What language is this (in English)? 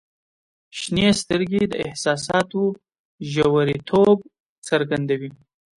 Pashto